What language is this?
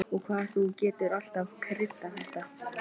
Icelandic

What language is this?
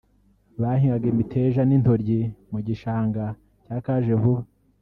Kinyarwanda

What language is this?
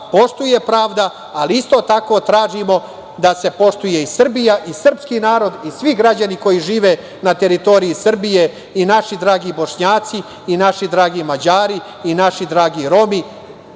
Serbian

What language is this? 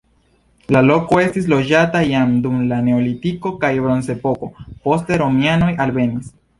Esperanto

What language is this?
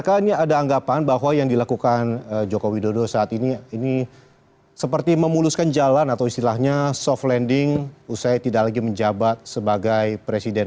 Indonesian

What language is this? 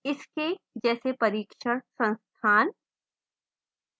Hindi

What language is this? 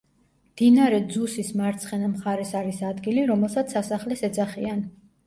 Georgian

